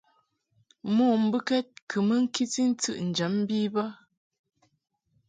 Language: Mungaka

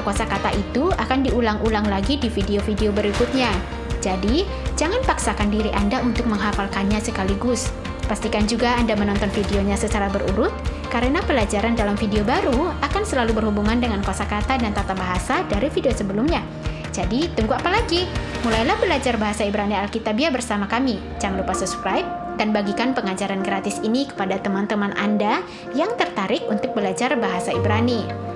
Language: Indonesian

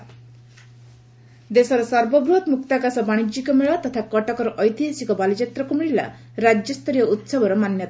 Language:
Odia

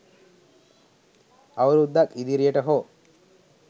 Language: Sinhala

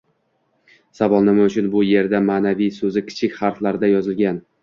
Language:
Uzbek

